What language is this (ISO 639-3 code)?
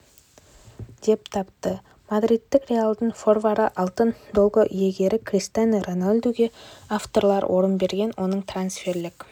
kaz